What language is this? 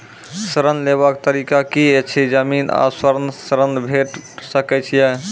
Maithili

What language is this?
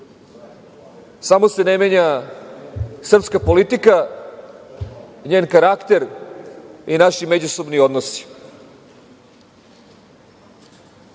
Serbian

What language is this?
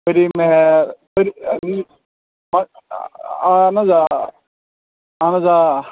Kashmiri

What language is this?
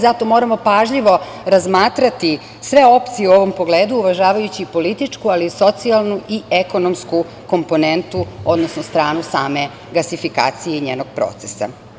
Serbian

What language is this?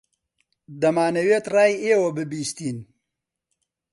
Central Kurdish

